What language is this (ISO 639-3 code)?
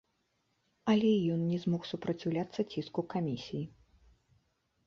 bel